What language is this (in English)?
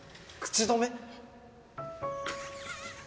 Japanese